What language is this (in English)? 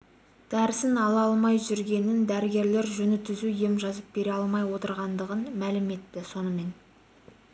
Kazakh